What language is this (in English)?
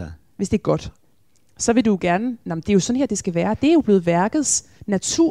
Danish